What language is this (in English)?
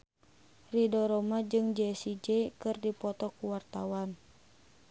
Sundanese